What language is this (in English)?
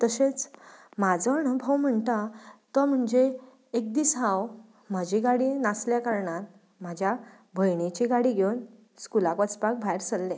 Konkani